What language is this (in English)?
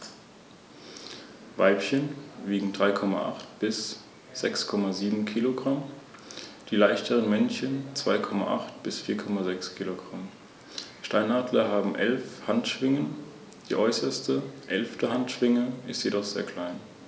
German